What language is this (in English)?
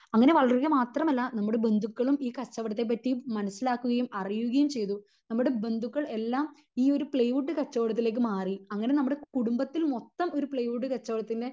Malayalam